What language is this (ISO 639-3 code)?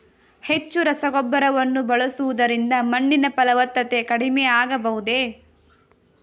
kan